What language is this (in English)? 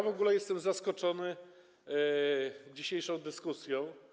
Polish